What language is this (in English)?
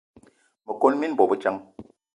Eton (Cameroon)